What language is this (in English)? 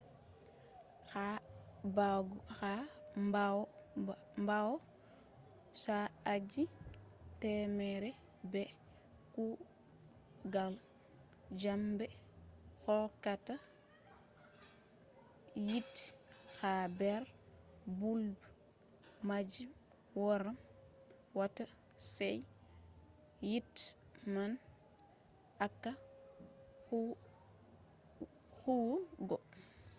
Fula